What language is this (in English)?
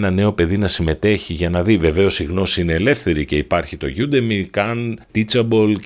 Greek